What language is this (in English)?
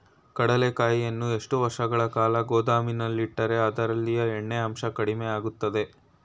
Kannada